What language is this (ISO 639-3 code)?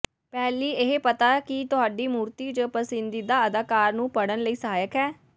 pan